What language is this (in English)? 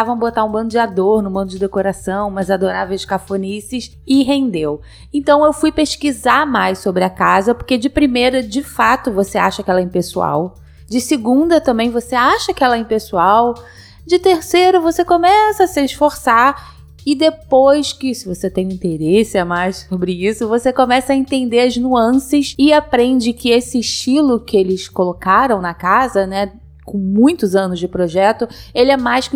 Portuguese